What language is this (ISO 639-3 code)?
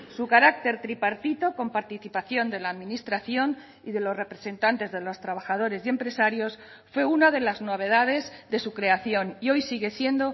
spa